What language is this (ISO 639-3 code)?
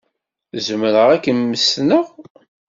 kab